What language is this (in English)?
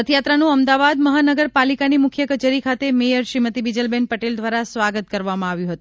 Gujarati